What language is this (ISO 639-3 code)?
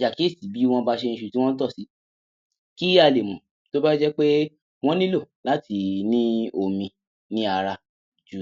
yor